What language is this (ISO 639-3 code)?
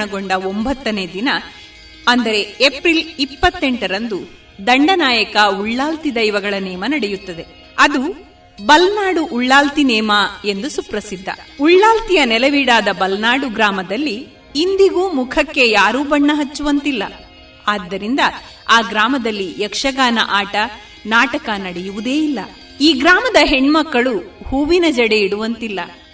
kan